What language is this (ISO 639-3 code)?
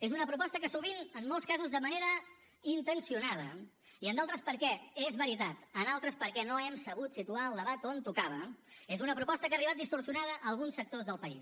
cat